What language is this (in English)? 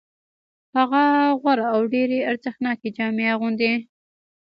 Pashto